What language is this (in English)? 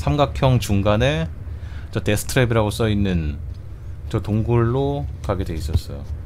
Korean